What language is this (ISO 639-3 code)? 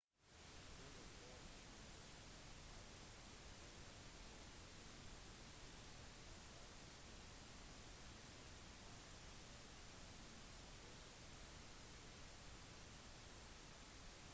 nob